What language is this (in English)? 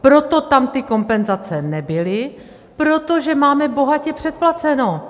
Czech